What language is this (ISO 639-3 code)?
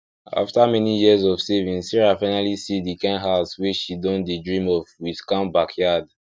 pcm